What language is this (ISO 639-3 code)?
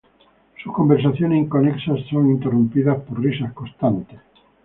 spa